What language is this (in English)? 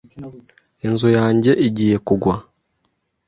Kinyarwanda